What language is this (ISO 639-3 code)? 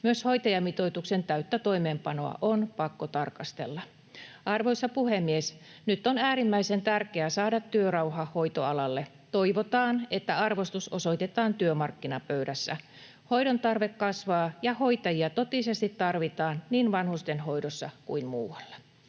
fin